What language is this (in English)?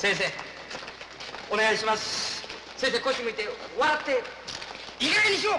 Japanese